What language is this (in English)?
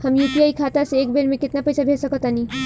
Bhojpuri